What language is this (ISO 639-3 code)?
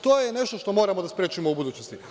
srp